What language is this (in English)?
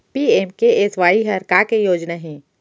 Chhattisgarhi